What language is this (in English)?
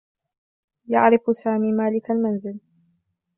Arabic